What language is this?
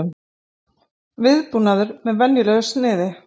Icelandic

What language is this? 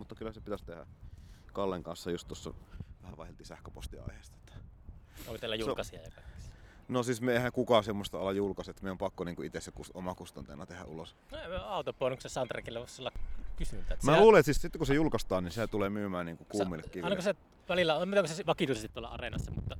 Finnish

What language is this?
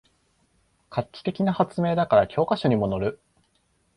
Japanese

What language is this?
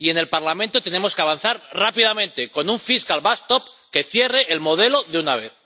Spanish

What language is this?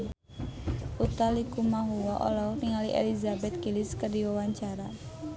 Sundanese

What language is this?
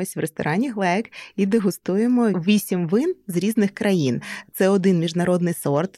Ukrainian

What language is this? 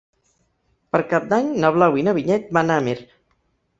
Catalan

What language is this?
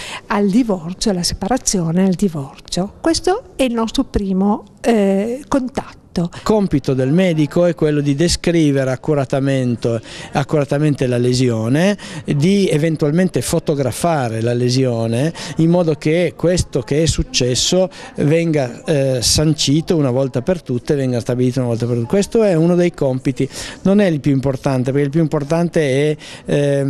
Italian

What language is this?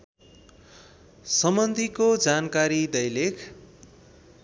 Nepali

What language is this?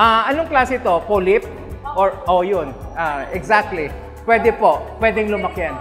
Filipino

